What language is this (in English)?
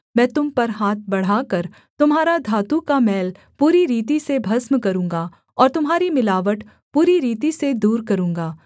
Hindi